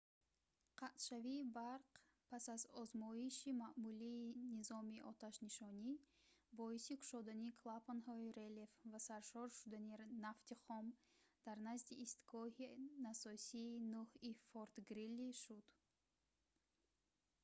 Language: Tajik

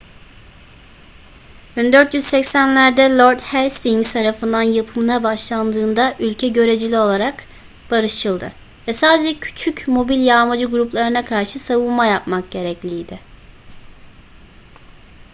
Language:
Turkish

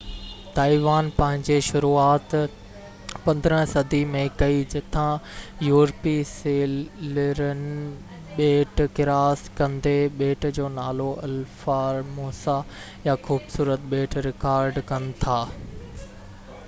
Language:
Sindhi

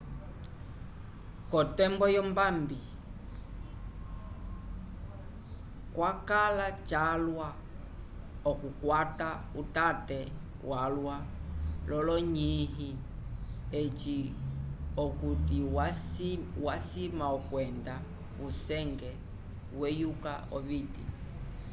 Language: Umbundu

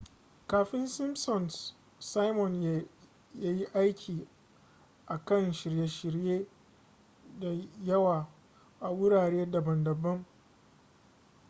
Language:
Hausa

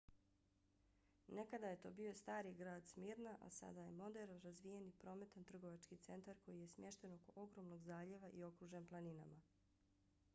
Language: Bosnian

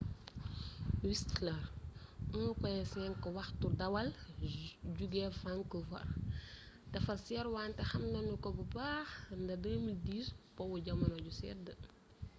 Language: Wolof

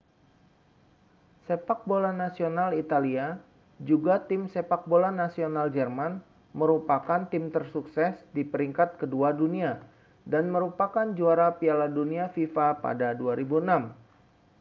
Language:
Indonesian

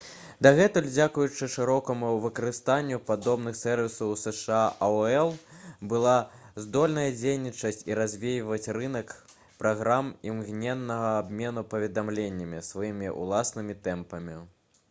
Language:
Belarusian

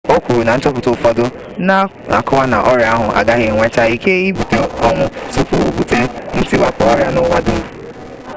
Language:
Igbo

